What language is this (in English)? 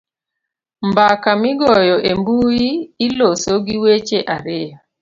Luo (Kenya and Tanzania)